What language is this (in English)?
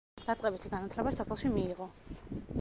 Georgian